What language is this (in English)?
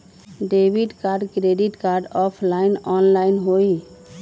Magahi